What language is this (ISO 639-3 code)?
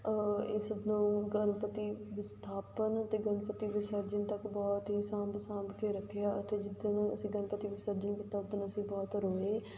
pan